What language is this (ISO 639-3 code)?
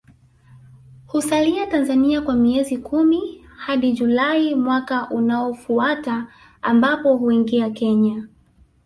swa